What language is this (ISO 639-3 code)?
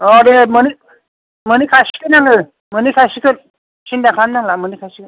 brx